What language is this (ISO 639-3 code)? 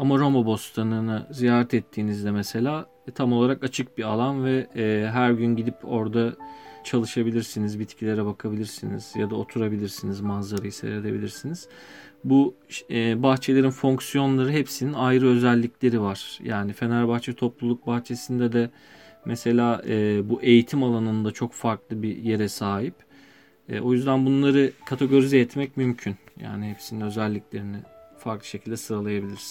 tur